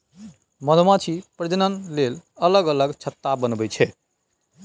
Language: Maithili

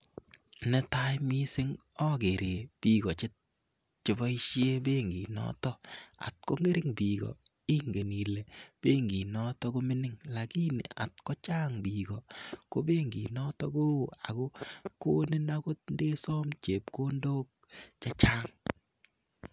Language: Kalenjin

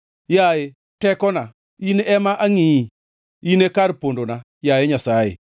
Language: Luo (Kenya and Tanzania)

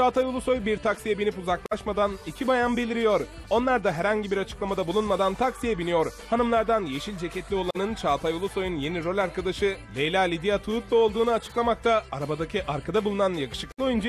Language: Turkish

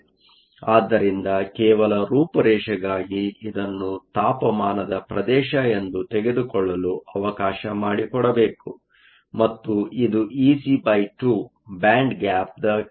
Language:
Kannada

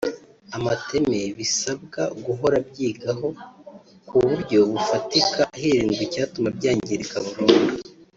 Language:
Kinyarwanda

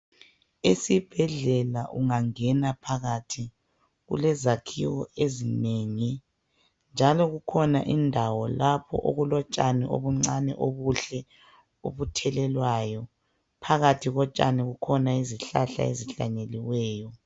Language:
North Ndebele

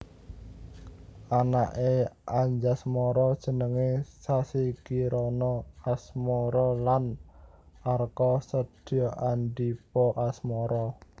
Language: Javanese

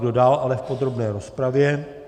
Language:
Czech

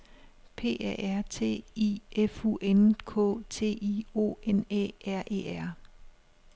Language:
Danish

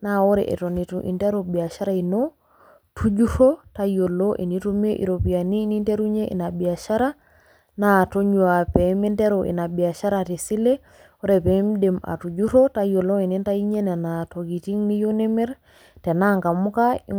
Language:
Masai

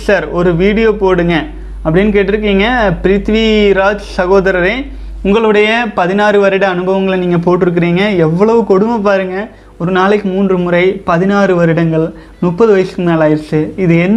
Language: Tamil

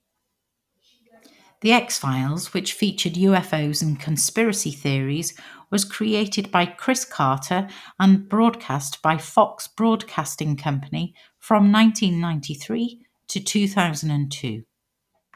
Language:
English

